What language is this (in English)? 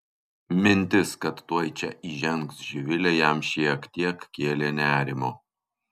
Lithuanian